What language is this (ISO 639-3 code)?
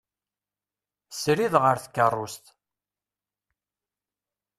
kab